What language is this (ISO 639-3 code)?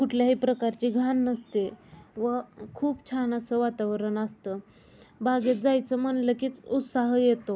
mar